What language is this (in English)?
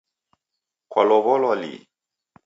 Taita